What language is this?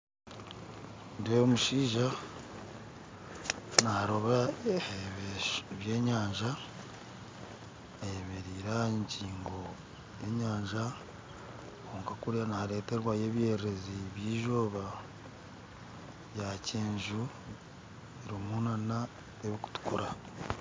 Nyankole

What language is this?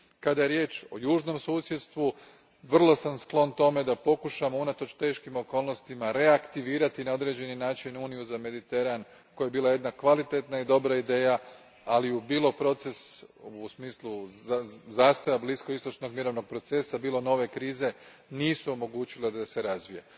Croatian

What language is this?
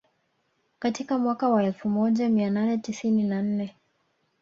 Swahili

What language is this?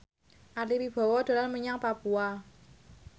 Javanese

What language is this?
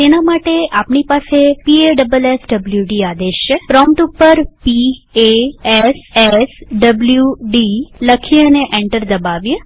Gujarati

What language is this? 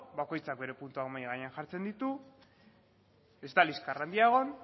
Basque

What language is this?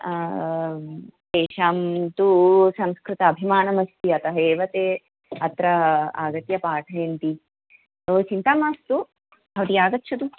Sanskrit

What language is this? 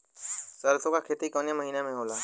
Bhojpuri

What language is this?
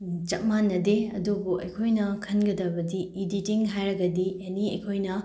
Manipuri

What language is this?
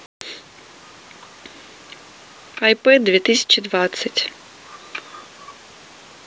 Russian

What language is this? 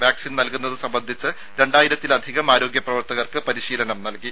Malayalam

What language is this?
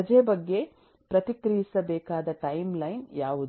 Kannada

